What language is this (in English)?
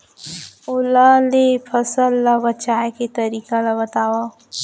Chhattisgarhi